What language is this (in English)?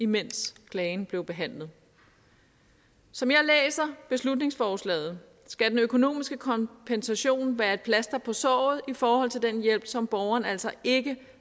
Danish